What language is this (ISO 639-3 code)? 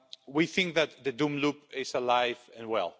eng